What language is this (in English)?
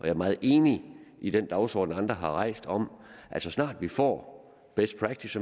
Danish